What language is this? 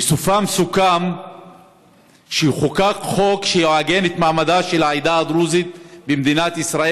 Hebrew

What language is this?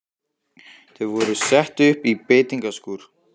Icelandic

